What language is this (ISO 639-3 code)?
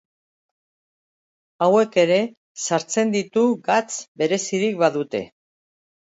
eus